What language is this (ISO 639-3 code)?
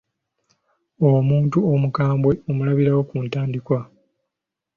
lug